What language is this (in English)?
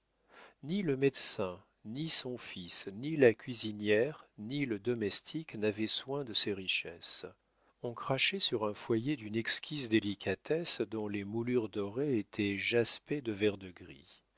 French